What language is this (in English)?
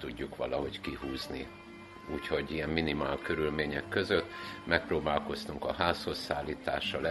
Hungarian